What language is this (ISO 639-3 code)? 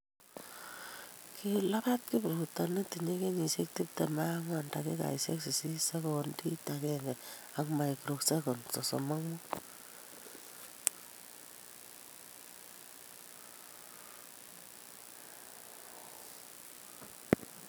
kln